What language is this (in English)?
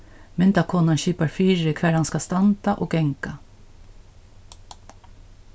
Faroese